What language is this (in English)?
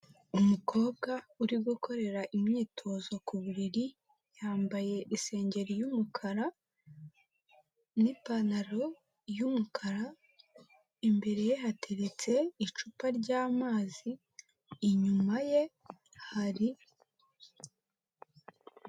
Kinyarwanda